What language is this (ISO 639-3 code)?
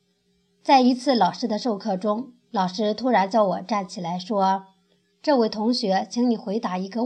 zho